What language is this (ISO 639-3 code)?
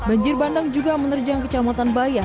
ind